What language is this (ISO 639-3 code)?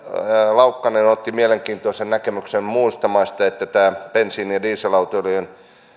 fin